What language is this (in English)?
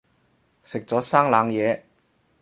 Cantonese